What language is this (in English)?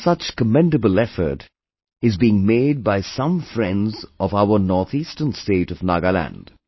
English